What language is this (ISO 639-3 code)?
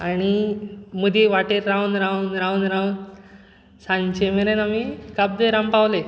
kok